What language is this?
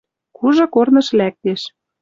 Western Mari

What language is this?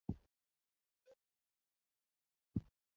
Luo (Kenya and Tanzania)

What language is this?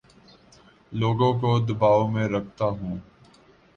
Urdu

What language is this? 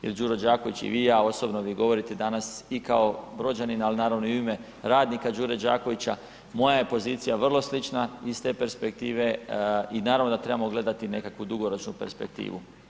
Croatian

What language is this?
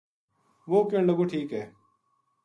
Gujari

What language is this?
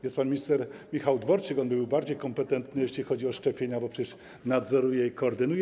Polish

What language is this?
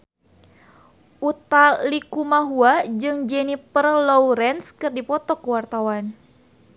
Sundanese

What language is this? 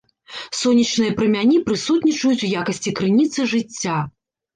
Belarusian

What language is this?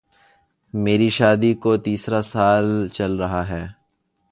Urdu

